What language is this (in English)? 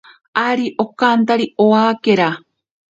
Ashéninka Perené